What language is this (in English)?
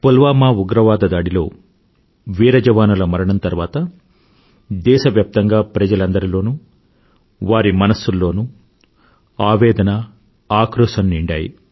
Telugu